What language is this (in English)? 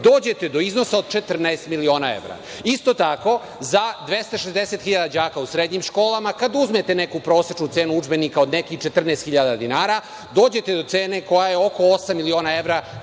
Serbian